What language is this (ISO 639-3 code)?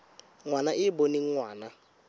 tsn